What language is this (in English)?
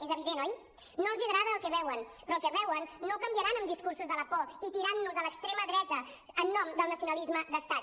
Catalan